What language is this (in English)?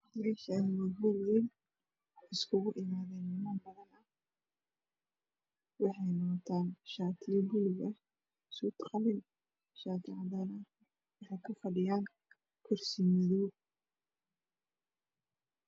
Somali